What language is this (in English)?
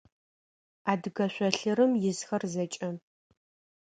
Adyghe